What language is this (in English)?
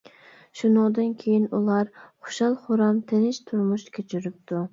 Uyghur